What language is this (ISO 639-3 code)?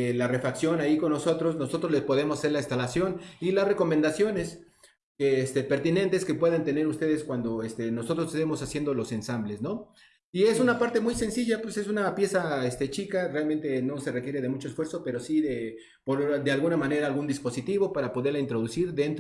spa